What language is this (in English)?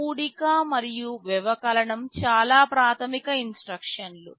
Telugu